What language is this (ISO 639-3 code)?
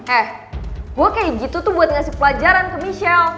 ind